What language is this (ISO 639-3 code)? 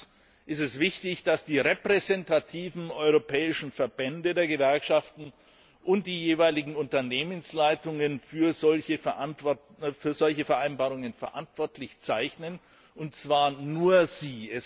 deu